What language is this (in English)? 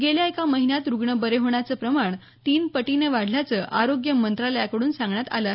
Marathi